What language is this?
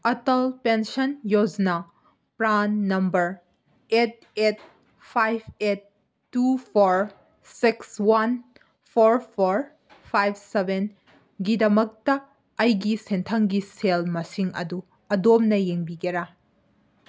Manipuri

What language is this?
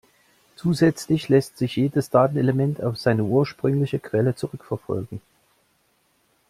German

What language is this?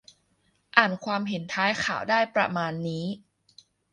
Thai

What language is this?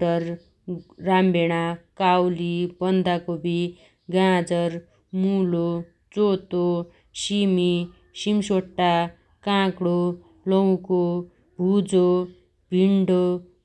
Dotyali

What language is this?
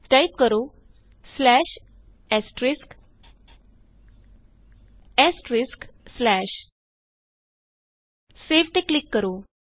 Punjabi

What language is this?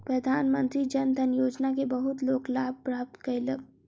Maithili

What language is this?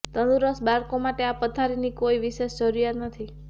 Gujarati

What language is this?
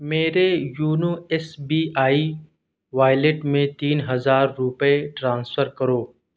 Urdu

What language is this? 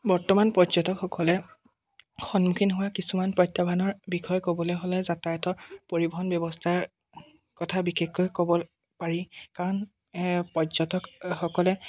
Assamese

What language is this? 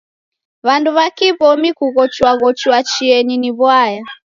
Taita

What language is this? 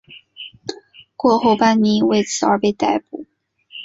Chinese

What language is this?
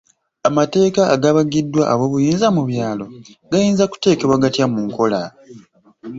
Ganda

